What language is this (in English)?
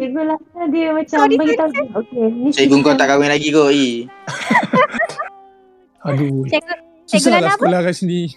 Malay